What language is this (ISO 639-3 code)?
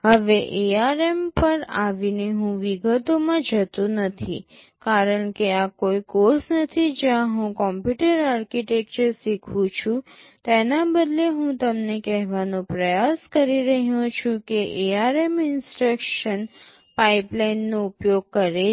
guj